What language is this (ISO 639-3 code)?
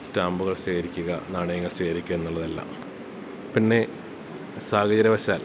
mal